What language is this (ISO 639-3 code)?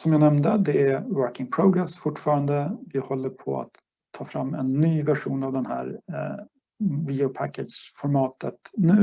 swe